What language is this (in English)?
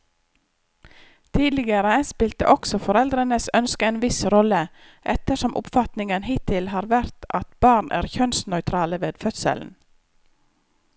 Norwegian